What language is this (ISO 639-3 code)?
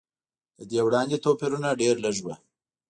pus